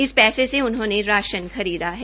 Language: Hindi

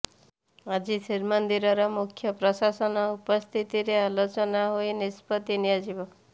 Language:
Odia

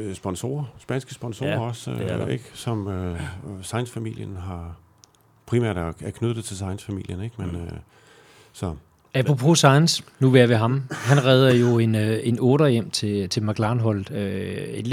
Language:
Danish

